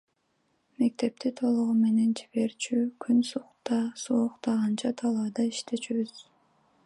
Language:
Kyrgyz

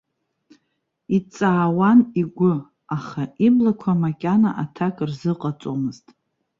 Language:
Abkhazian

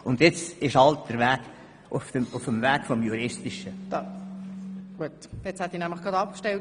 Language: Swiss German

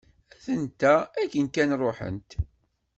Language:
Kabyle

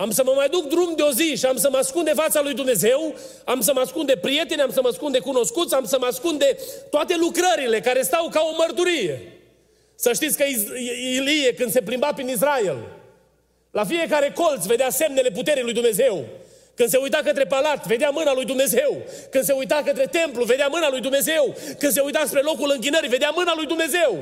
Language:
Romanian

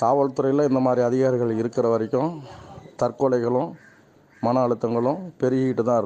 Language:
Spanish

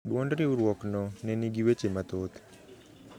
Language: Luo (Kenya and Tanzania)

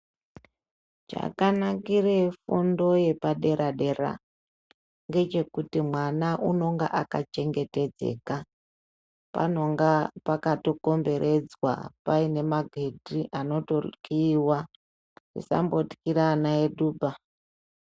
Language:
Ndau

